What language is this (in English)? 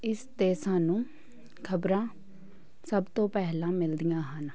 Punjabi